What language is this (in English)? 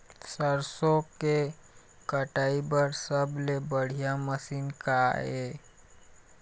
Chhattisgarhi